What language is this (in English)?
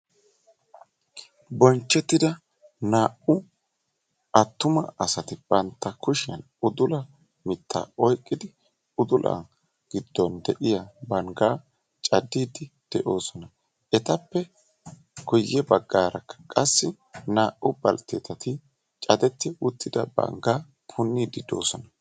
Wolaytta